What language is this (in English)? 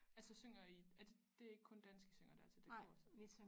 Danish